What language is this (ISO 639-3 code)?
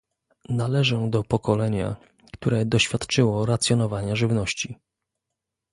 pol